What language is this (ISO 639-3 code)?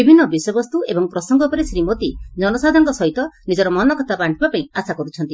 ori